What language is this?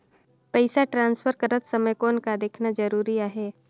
Chhattisgarhi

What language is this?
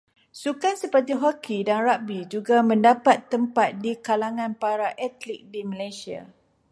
Malay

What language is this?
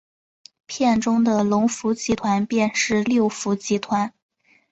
Chinese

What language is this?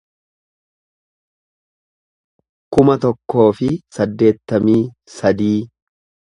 Oromo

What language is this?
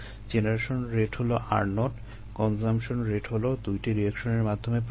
Bangla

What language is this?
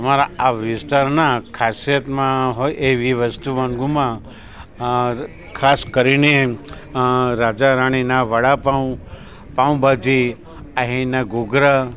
Gujarati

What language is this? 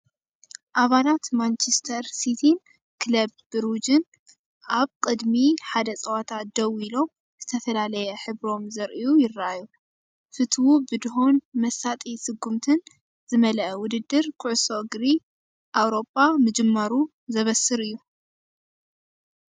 Tigrinya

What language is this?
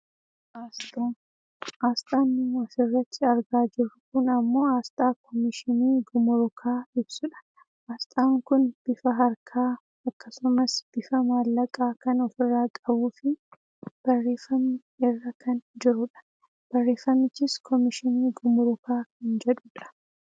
Oromo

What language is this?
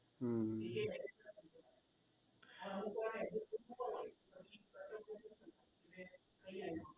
Gujarati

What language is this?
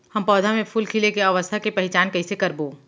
Chhattisgarhi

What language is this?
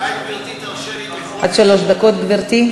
Hebrew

